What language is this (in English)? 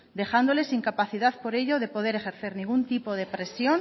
Spanish